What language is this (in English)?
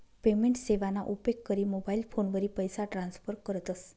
Marathi